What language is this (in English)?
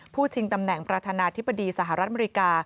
Thai